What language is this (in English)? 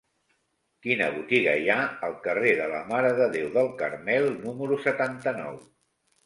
Catalan